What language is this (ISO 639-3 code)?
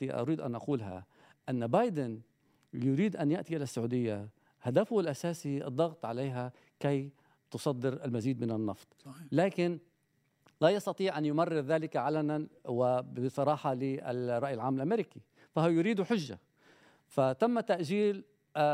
ara